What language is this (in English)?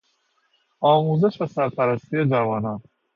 Persian